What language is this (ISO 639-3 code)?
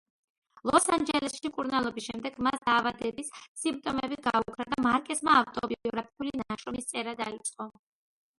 kat